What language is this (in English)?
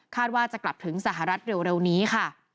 Thai